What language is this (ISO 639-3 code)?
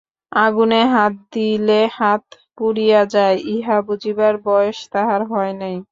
ben